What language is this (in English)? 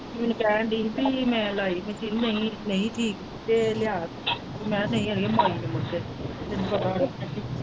Punjabi